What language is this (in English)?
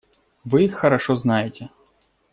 Russian